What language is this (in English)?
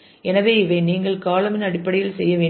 Tamil